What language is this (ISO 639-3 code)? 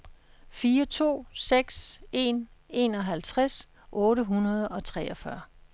dan